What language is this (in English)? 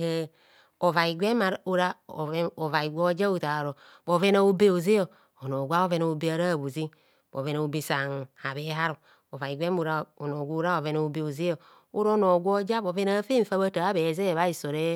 Kohumono